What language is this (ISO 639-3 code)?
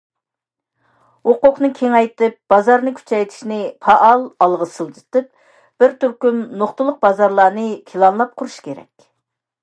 uig